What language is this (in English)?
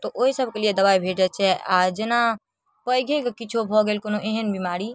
Maithili